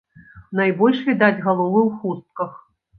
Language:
Belarusian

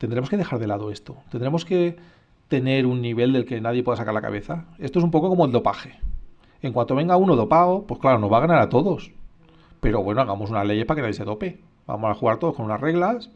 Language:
Spanish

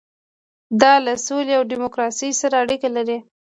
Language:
Pashto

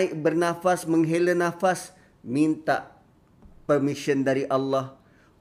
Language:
Malay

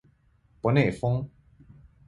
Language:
Chinese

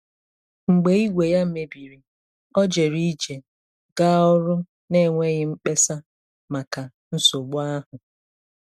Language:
Igbo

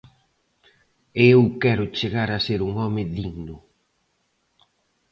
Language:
Galician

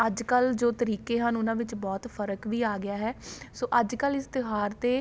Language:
Punjabi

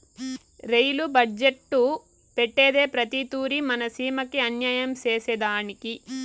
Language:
Telugu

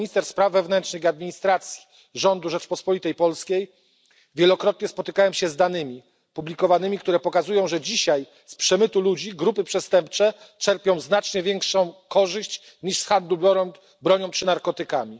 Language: Polish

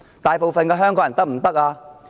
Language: Cantonese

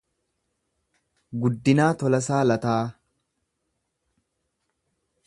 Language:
Oromo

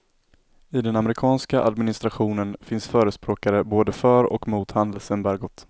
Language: Swedish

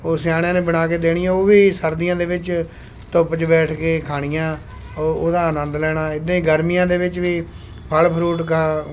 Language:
Punjabi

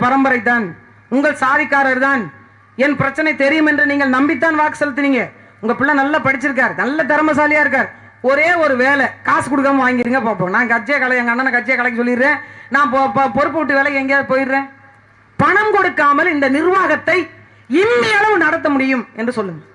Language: Tamil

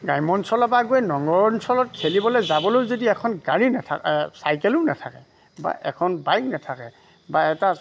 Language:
Assamese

